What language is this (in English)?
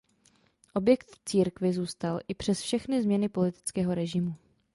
Czech